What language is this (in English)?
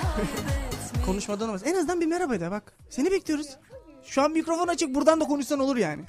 Turkish